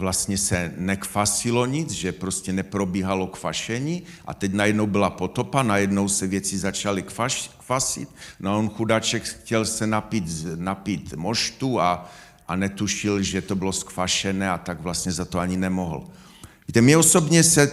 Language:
Czech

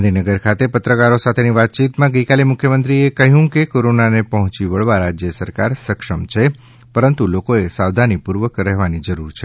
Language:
Gujarati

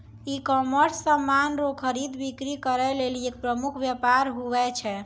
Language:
Maithili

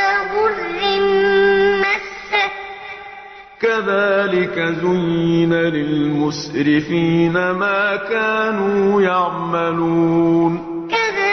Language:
Arabic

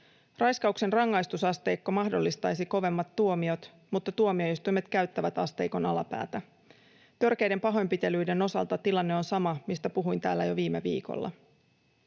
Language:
Finnish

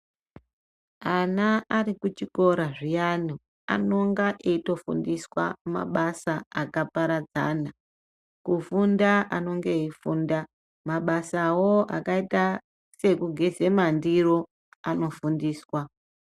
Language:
Ndau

